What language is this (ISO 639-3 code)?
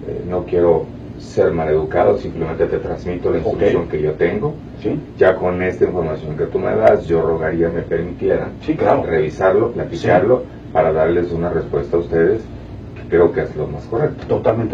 spa